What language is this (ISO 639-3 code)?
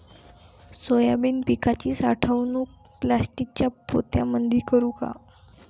mar